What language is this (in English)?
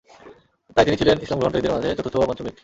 Bangla